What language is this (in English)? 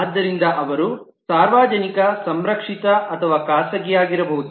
Kannada